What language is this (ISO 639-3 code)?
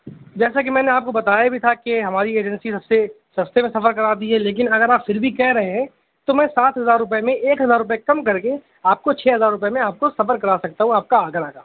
urd